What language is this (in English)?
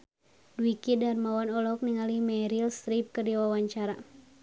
Sundanese